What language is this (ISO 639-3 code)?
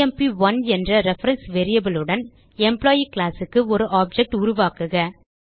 tam